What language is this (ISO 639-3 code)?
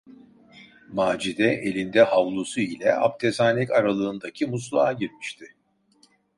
tur